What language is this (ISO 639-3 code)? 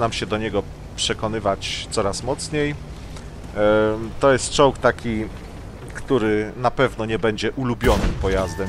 pol